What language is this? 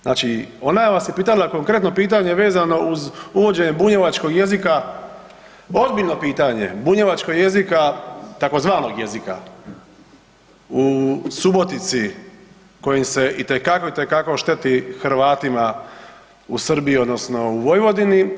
Croatian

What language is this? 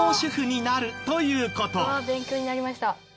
Japanese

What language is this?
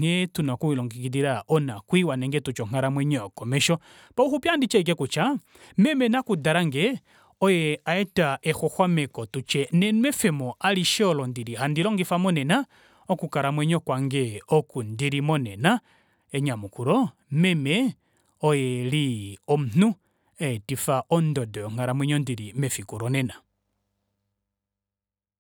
Kuanyama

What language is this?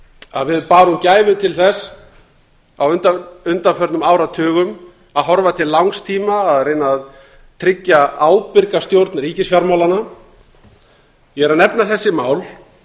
Icelandic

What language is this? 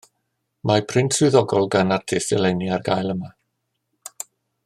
Welsh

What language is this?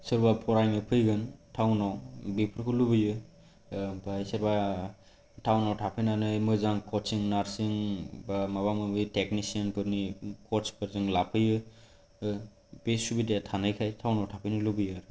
Bodo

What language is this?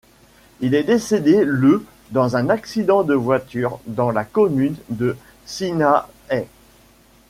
French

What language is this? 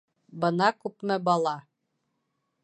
Bashkir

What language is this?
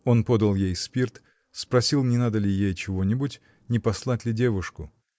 Russian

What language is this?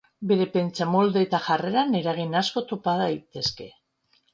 Basque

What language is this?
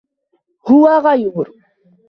Arabic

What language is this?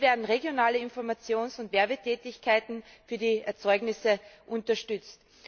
German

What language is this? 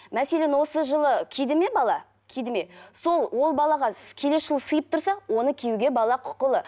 Kazakh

